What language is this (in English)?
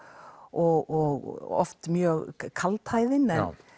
Icelandic